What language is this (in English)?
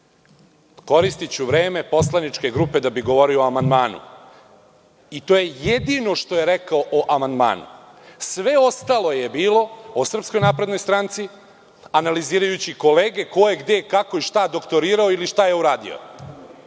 Serbian